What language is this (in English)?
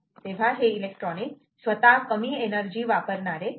Marathi